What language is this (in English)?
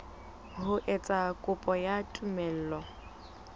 Southern Sotho